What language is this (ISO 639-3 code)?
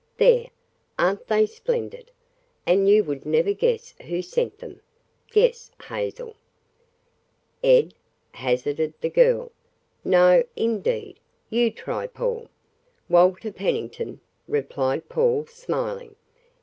eng